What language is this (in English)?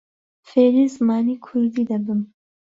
Central Kurdish